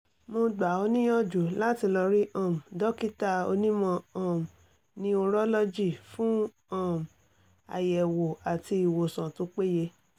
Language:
Yoruba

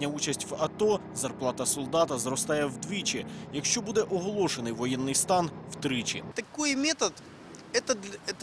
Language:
Ukrainian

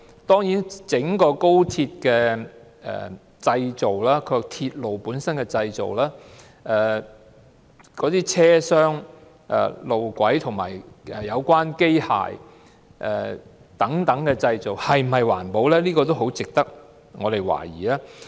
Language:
Cantonese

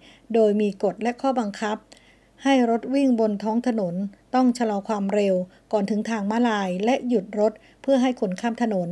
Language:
Thai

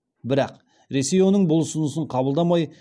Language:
Kazakh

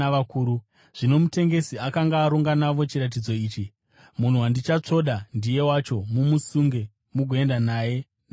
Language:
Shona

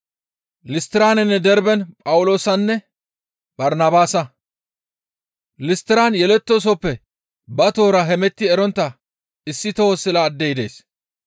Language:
Gamo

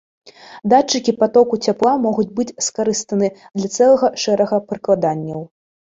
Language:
Belarusian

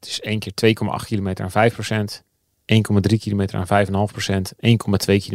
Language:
Dutch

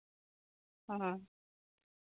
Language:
Santali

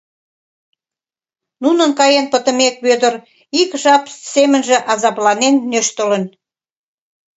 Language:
Mari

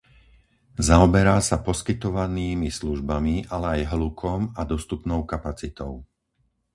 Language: Slovak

